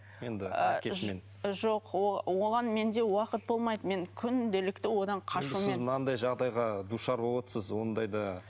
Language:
Kazakh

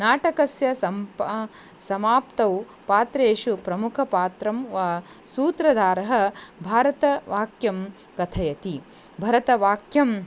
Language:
Sanskrit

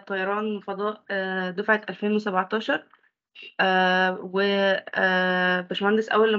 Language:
Arabic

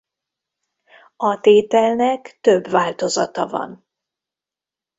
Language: Hungarian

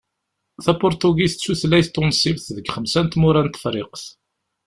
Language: Kabyle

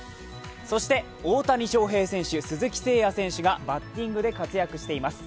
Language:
Japanese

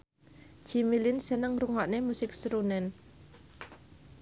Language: Javanese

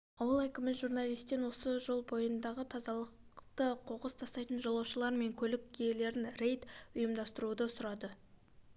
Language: Kazakh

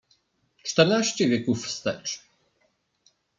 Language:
Polish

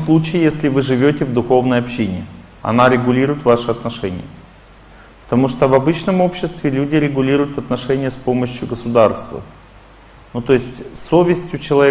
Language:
Russian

